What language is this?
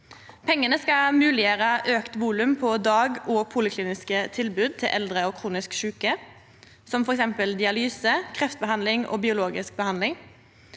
Norwegian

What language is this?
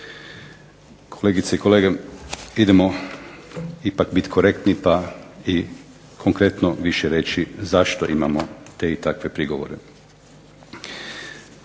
Croatian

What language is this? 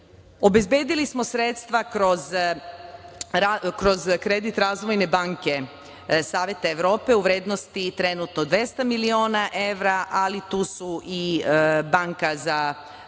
Serbian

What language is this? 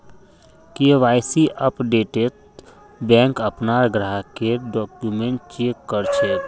Magahi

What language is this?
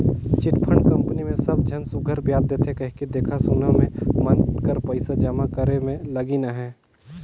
Chhattisgarhi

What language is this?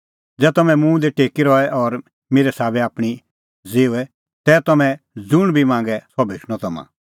Kullu Pahari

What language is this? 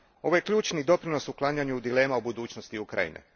Croatian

